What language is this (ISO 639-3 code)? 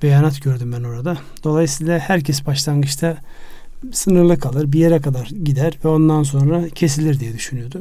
tur